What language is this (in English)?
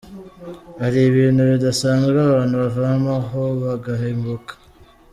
Kinyarwanda